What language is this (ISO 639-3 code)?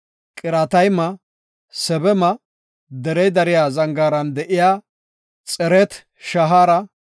gof